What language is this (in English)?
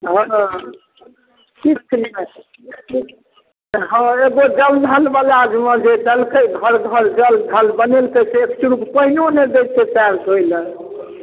Maithili